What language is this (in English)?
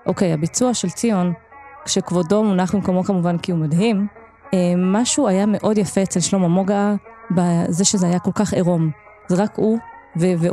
Hebrew